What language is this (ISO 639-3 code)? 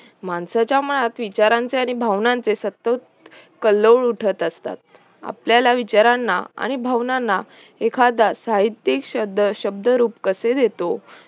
mar